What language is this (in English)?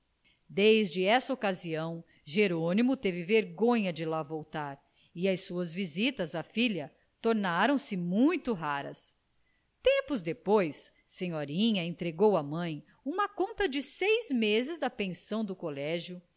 Portuguese